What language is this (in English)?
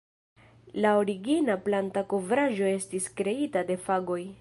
Esperanto